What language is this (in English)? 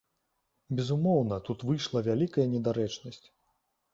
Belarusian